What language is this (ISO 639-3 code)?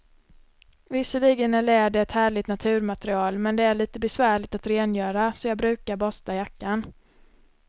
swe